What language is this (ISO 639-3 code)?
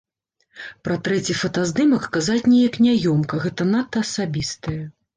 bel